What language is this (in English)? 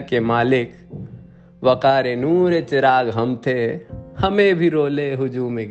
Urdu